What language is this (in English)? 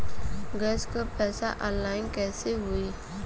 Bhojpuri